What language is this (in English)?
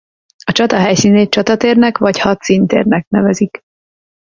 Hungarian